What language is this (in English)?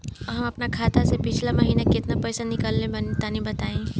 Bhojpuri